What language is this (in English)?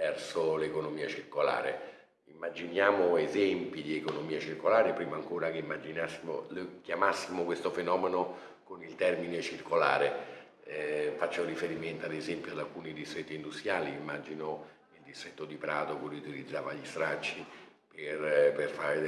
Italian